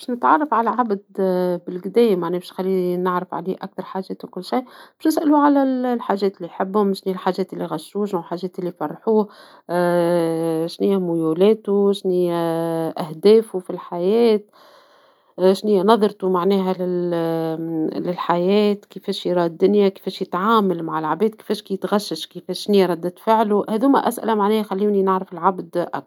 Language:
Tunisian Arabic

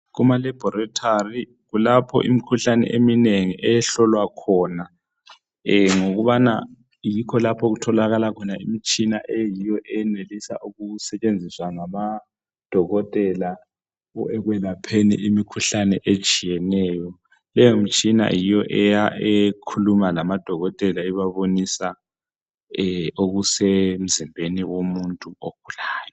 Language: North Ndebele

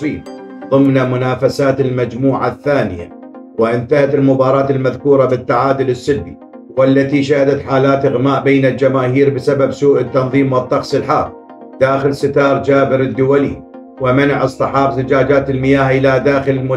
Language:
Arabic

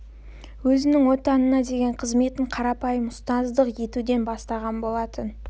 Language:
Kazakh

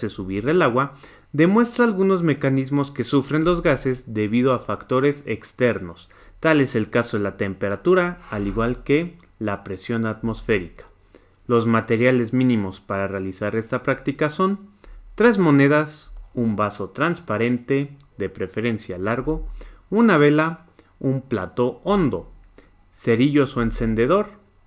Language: Spanish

